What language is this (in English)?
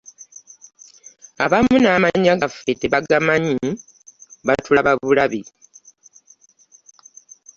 Ganda